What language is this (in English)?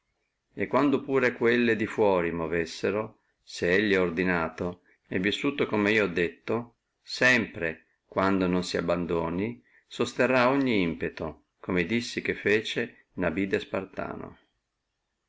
Italian